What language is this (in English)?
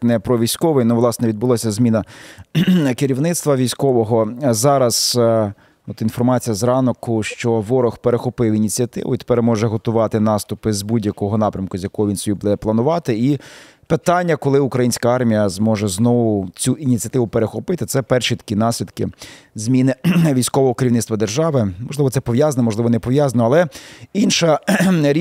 Ukrainian